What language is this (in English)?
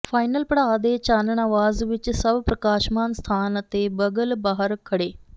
Punjabi